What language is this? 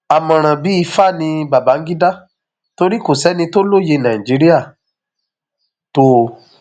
Yoruba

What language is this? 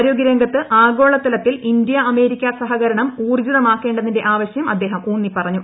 Malayalam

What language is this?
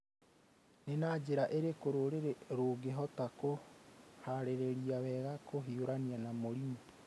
Kikuyu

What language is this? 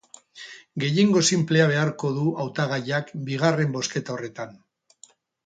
Basque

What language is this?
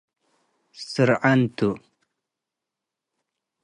Tigre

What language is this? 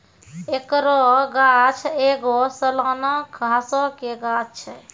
Maithili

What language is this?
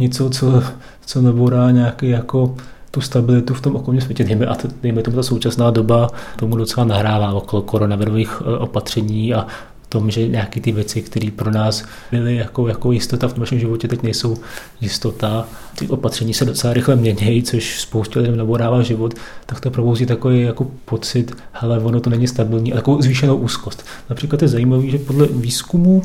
Czech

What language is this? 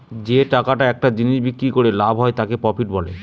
Bangla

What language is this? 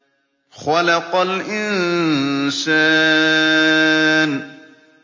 Arabic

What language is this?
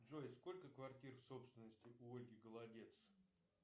Russian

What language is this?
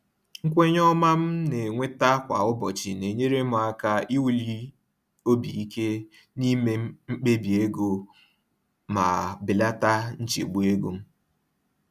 Igbo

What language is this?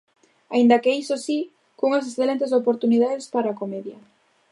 Galician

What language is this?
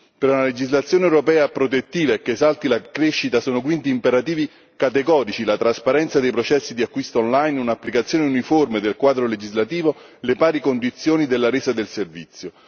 Italian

